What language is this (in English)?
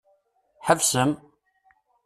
Kabyle